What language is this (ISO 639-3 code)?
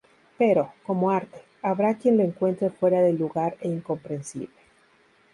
spa